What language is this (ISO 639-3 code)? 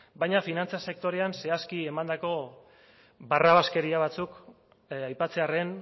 eus